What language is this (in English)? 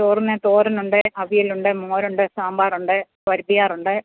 Malayalam